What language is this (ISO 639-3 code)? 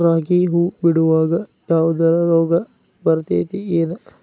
kan